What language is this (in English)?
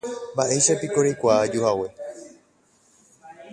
Guarani